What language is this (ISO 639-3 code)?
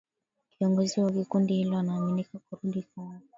swa